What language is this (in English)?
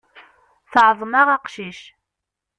Kabyle